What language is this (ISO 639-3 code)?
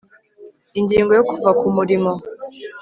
kin